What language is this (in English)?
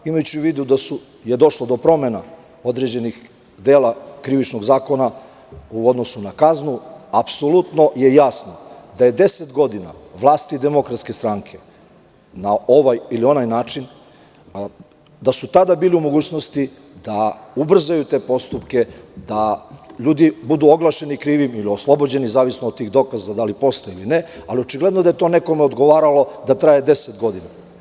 Serbian